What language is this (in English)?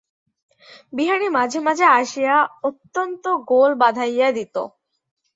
Bangla